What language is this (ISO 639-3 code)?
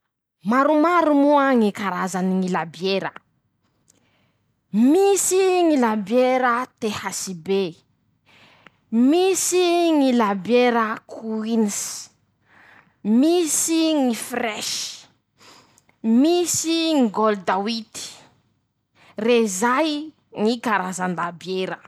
msh